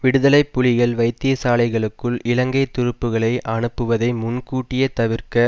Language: Tamil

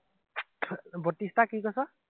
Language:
Assamese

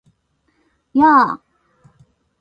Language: Japanese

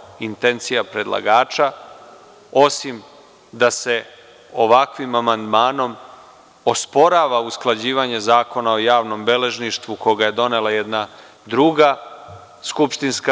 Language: Serbian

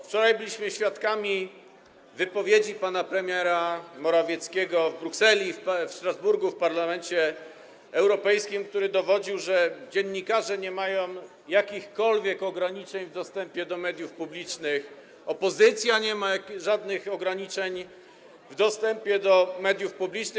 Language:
Polish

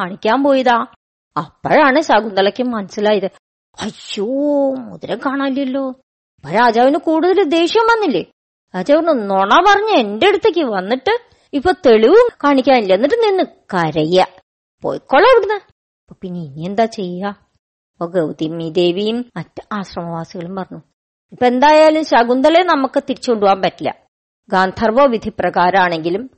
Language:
Malayalam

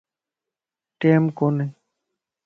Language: Lasi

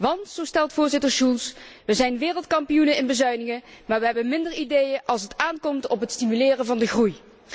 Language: Dutch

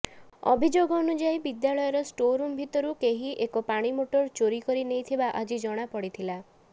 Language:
Odia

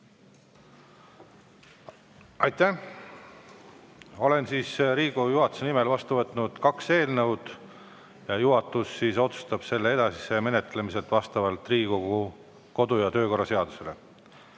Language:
Estonian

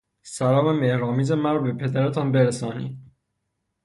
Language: Persian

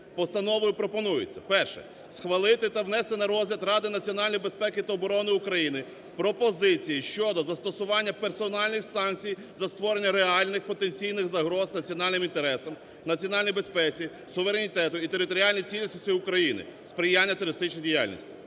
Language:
Ukrainian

